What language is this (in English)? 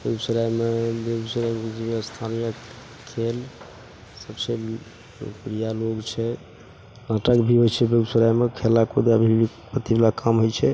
Maithili